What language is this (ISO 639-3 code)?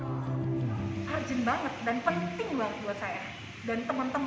ind